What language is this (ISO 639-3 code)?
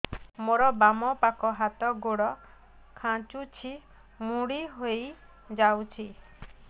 ori